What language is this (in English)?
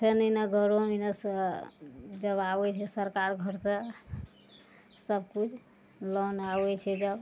Maithili